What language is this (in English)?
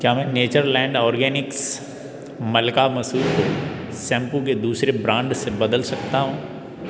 Hindi